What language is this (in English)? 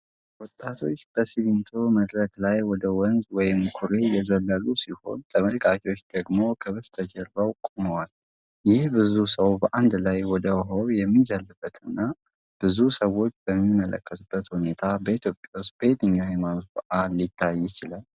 Amharic